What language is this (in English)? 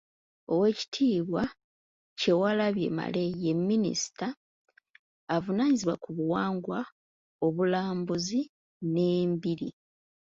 Ganda